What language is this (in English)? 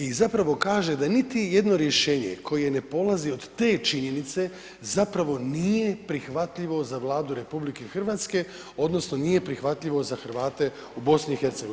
Croatian